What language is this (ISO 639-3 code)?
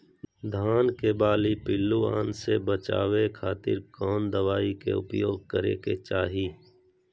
mag